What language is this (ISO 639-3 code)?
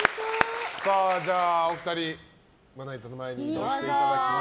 jpn